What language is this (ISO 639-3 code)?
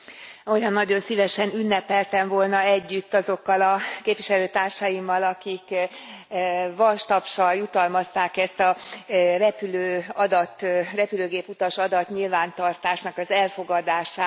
hun